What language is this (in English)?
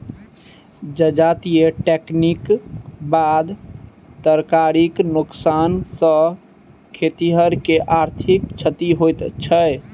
Maithili